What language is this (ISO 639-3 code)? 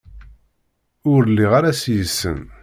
kab